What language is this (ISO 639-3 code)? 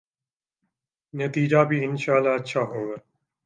urd